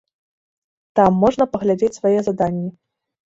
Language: Belarusian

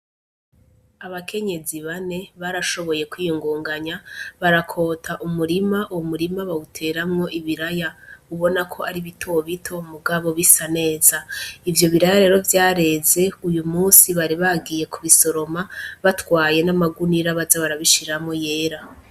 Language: Rundi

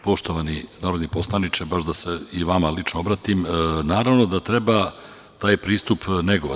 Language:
Serbian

